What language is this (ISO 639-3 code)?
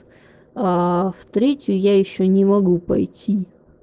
rus